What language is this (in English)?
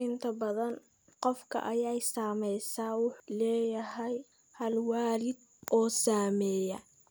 Somali